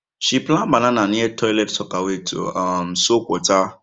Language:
Nigerian Pidgin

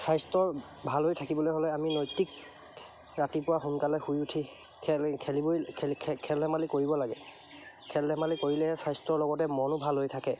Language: Assamese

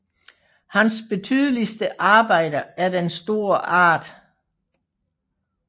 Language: Danish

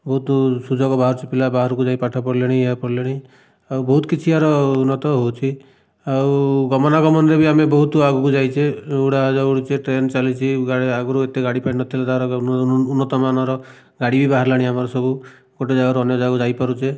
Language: Odia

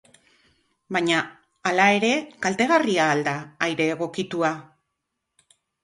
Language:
Basque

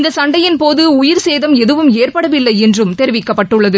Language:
Tamil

